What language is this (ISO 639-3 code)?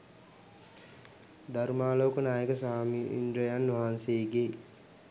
sin